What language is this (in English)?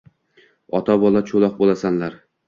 Uzbek